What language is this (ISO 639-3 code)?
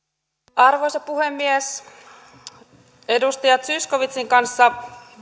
fin